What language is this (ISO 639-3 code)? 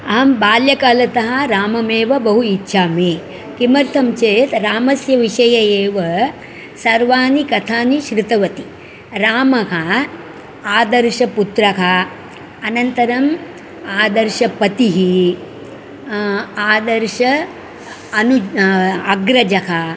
san